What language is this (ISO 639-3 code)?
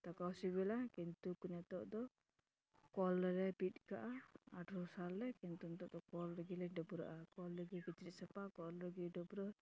sat